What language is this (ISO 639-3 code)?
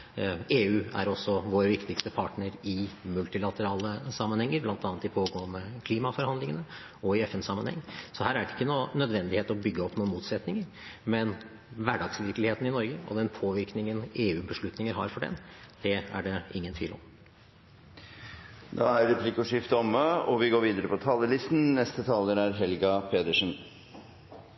nor